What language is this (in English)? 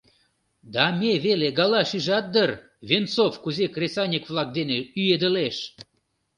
Mari